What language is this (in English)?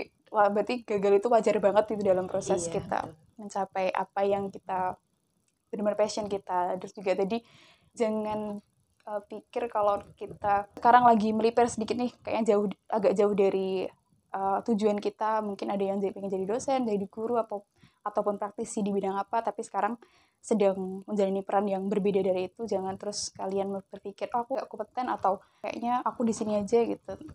Indonesian